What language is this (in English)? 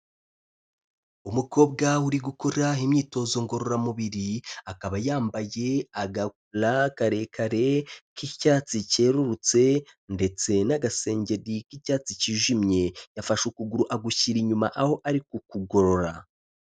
Kinyarwanda